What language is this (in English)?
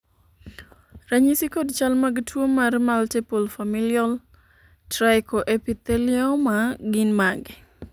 Luo (Kenya and Tanzania)